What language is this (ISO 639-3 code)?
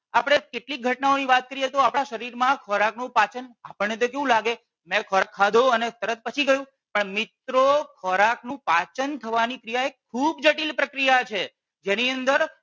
guj